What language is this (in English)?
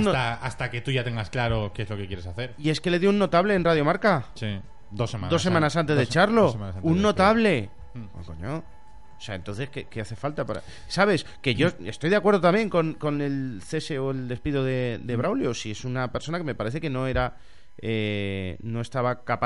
Spanish